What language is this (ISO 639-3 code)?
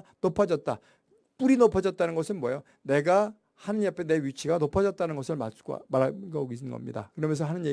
kor